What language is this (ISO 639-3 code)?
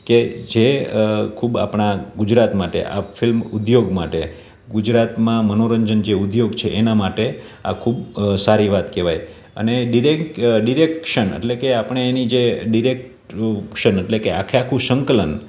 guj